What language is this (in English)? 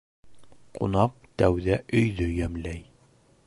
Bashkir